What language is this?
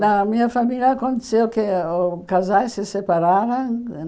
Portuguese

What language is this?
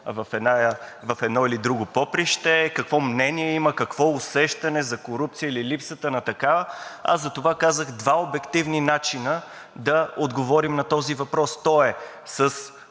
Bulgarian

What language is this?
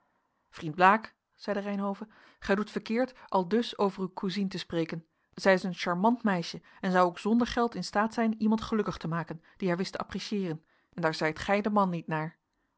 Dutch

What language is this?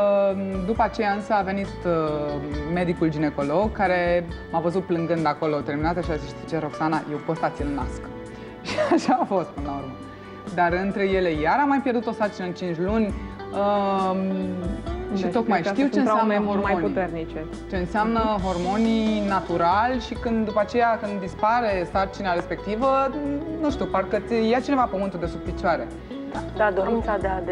Romanian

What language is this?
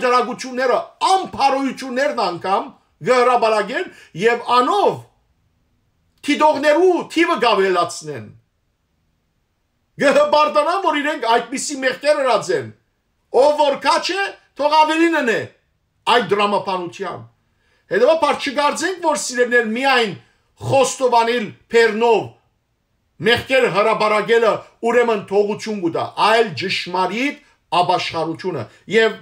Turkish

